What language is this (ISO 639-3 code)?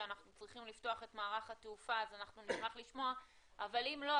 heb